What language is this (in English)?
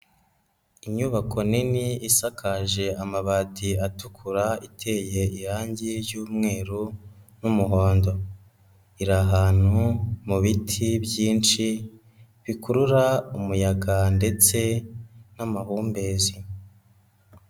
Kinyarwanda